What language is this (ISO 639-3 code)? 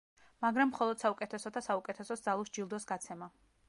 kat